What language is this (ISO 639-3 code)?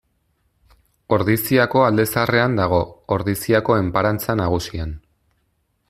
eus